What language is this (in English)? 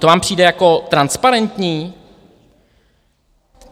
Czech